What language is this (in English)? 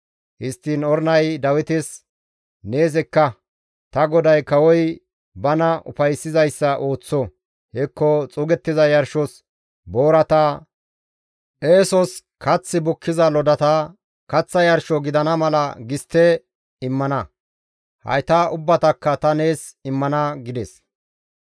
Gamo